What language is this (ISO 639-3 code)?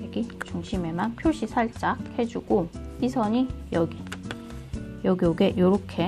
kor